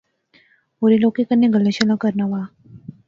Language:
Pahari-Potwari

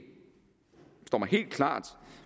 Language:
Danish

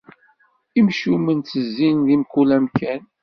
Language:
Kabyle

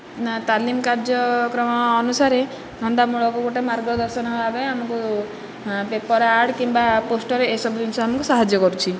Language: Odia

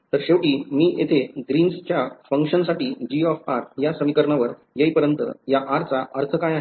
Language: Marathi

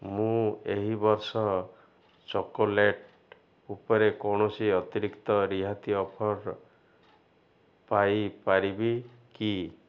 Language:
Odia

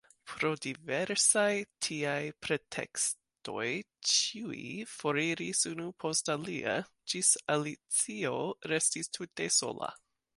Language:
Esperanto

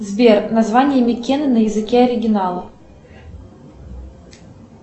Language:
Russian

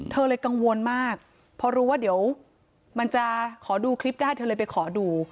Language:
Thai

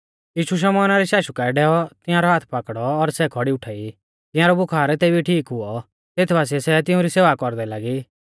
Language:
Mahasu Pahari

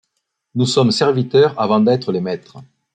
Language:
French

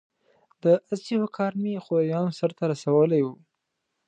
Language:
Pashto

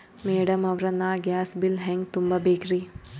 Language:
Kannada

